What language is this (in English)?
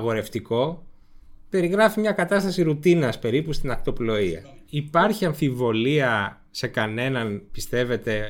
Greek